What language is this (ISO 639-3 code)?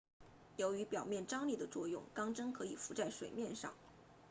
zho